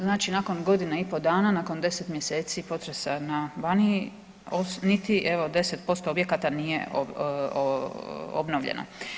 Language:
Croatian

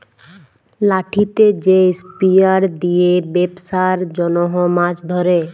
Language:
Bangla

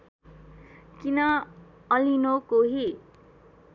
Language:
Nepali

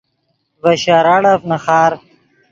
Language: Yidgha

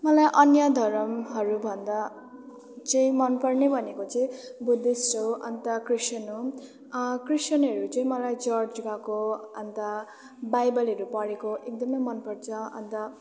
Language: Nepali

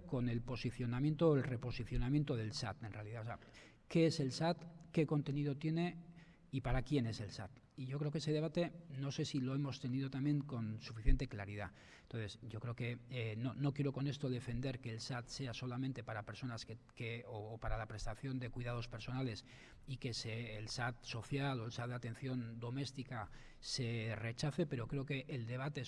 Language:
Spanish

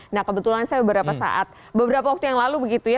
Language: Indonesian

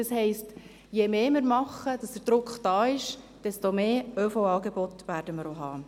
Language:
Swiss German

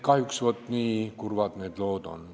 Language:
Estonian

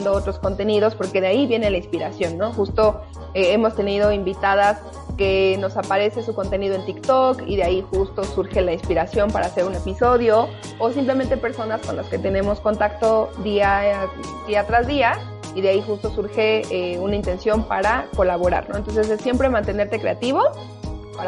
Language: Spanish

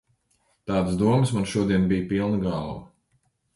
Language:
Latvian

